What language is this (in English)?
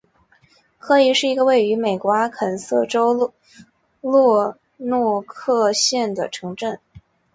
Chinese